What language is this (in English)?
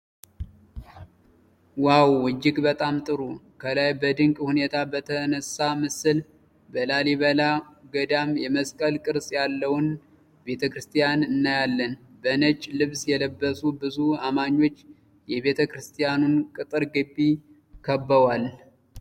Amharic